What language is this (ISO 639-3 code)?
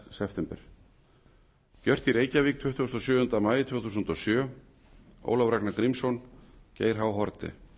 isl